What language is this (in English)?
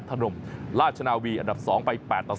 Thai